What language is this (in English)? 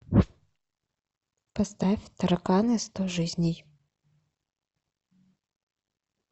Russian